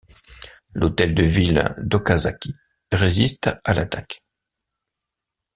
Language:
French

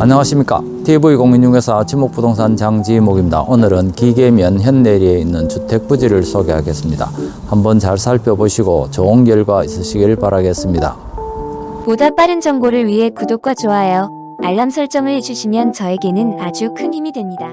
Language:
Korean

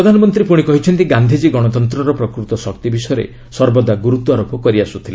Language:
Odia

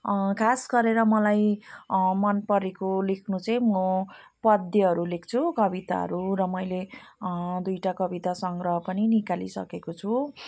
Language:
Nepali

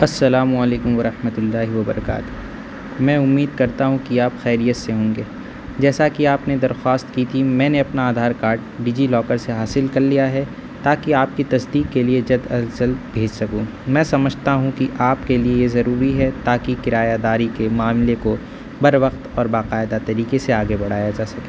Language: Urdu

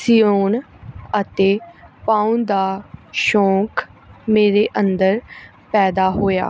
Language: Punjabi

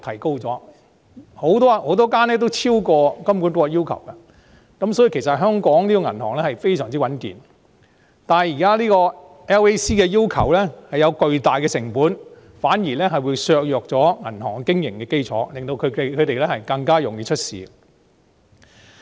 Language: Cantonese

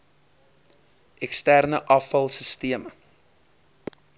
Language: Afrikaans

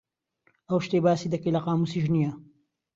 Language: Central Kurdish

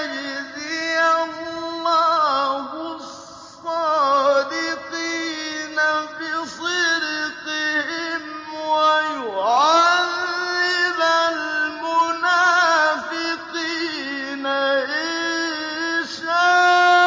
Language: Arabic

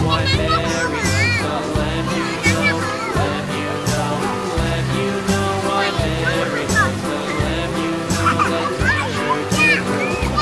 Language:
Vietnamese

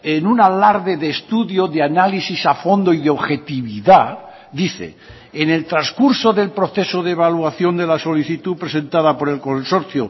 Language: Spanish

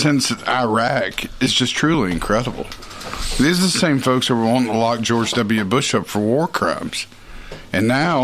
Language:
English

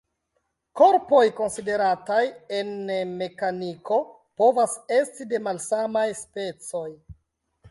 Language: Esperanto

